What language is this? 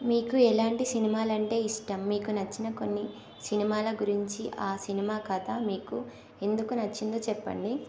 Telugu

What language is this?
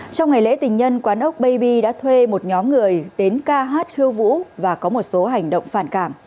Vietnamese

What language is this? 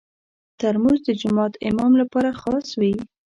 Pashto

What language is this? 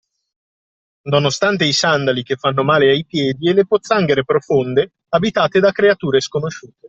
Italian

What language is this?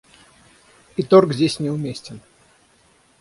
Russian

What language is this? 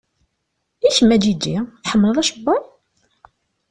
Kabyle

